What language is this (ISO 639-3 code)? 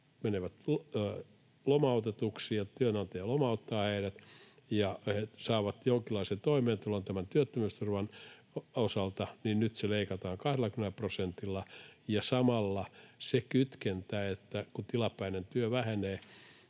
fin